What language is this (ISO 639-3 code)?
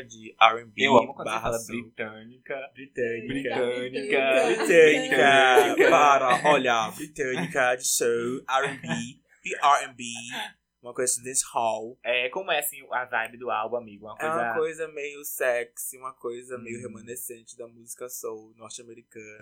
por